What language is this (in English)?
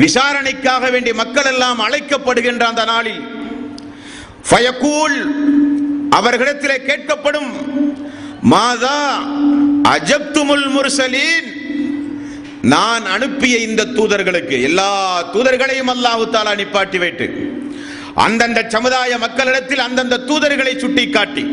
Tamil